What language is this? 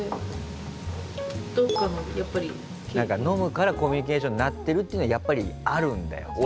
Japanese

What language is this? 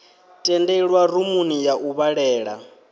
Venda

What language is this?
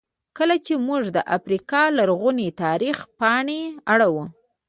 Pashto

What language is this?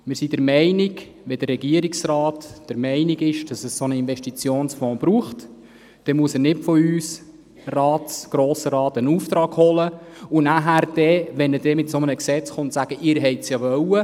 Swiss German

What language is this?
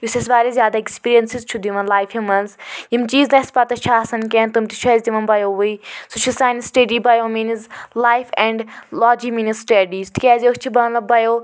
Kashmiri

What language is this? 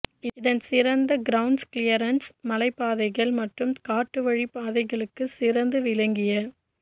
Tamil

